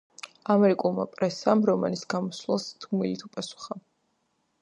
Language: Georgian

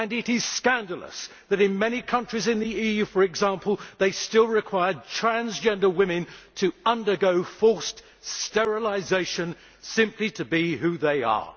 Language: English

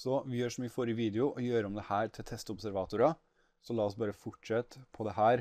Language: Norwegian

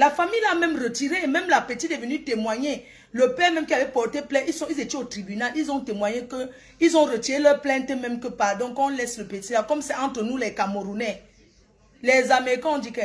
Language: French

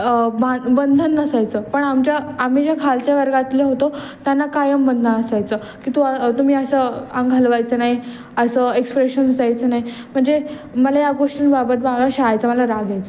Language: Marathi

